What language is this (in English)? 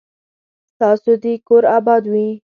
Pashto